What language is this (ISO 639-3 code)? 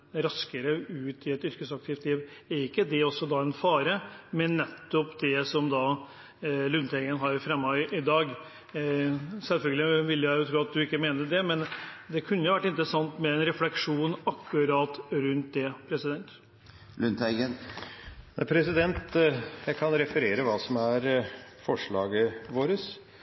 nob